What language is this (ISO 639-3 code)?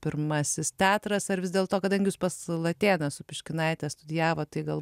lit